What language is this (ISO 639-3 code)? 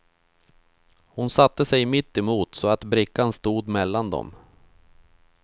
swe